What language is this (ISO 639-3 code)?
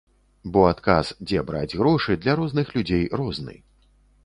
bel